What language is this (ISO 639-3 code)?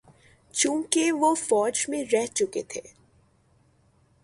urd